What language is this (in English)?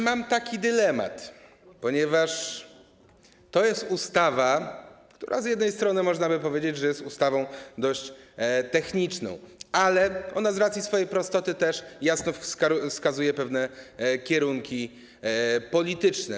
Polish